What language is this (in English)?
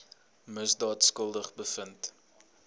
Afrikaans